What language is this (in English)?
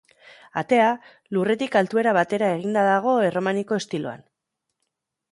Basque